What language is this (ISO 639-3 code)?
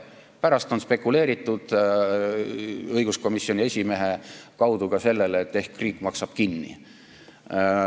est